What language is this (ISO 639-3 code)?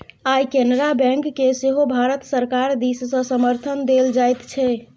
mai